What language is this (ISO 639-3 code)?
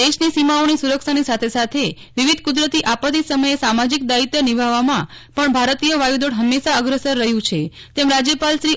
guj